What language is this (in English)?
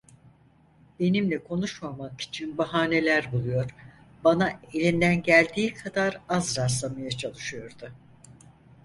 Turkish